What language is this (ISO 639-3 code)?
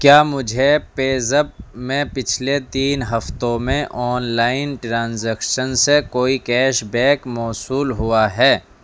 urd